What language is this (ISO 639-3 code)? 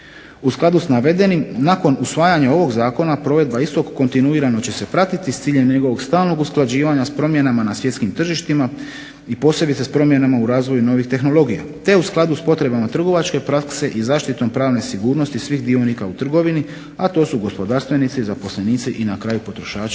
hrv